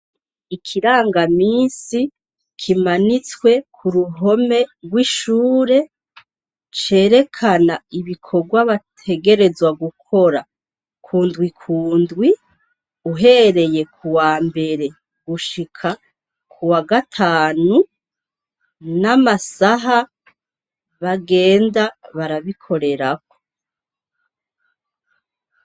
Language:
Rundi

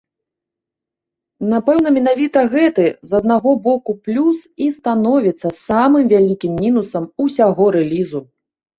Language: Belarusian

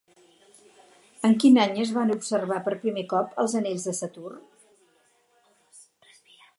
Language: Catalan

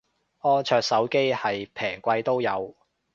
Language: Cantonese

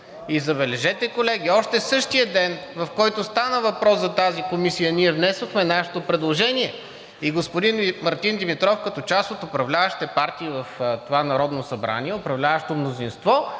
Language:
Bulgarian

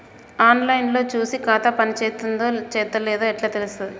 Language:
Telugu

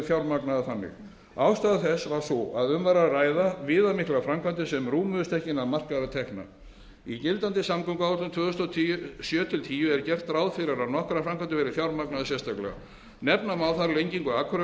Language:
Icelandic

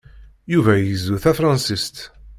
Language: Kabyle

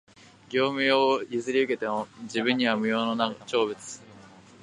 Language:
Japanese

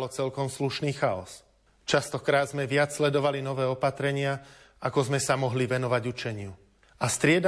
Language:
Slovak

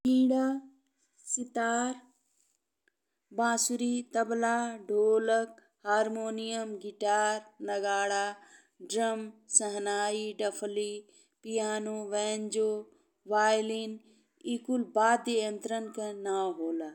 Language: Bhojpuri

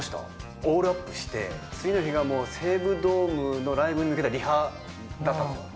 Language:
Japanese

